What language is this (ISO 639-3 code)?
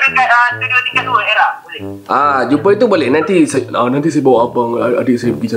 msa